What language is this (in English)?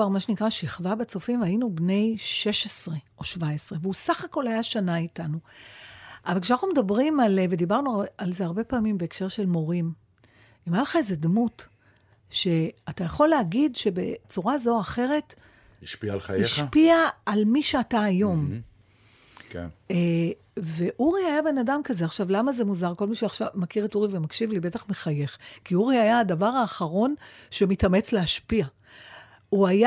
Hebrew